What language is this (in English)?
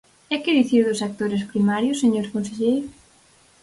Galician